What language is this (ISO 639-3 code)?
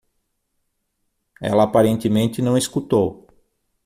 por